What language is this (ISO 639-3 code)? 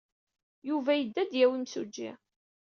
kab